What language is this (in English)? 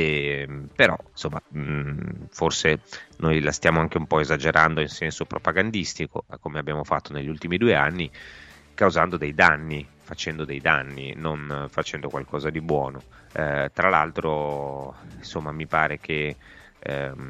Italian